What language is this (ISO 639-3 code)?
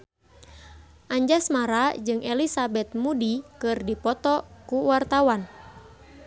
sun